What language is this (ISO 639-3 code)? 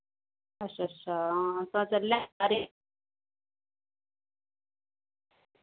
doi